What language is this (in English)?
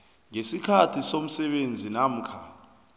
South Ndebele